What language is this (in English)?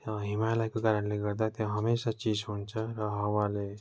Nepali